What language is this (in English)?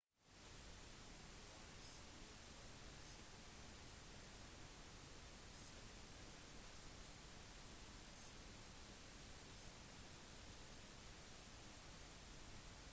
Norwegian Bokmål